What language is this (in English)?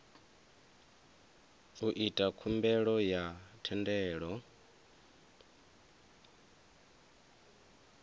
Venda